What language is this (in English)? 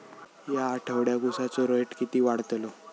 Marathi